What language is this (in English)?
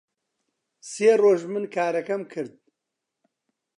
Central Kurdish